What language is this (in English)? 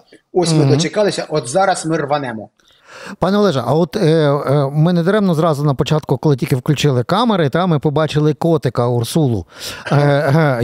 Ukrainian